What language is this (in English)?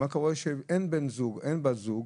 Hebrew